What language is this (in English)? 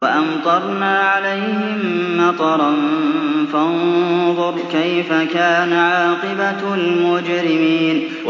Arabic